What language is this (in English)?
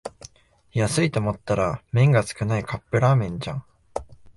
Japanese